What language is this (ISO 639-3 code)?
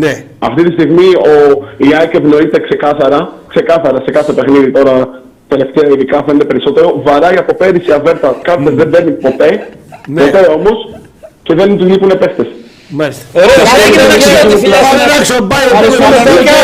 ell